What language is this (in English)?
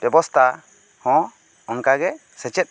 Santali